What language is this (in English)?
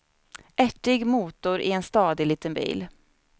Swedish